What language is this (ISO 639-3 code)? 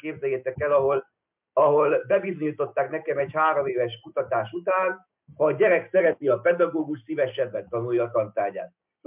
hun